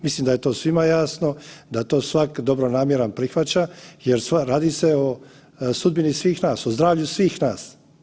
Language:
Croatian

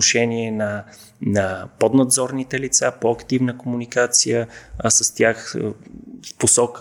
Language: Bulgarian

